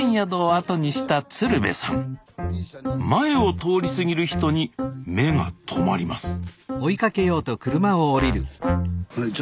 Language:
Japanese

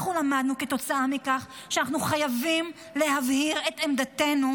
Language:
Hebrew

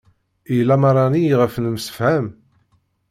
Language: Kabyle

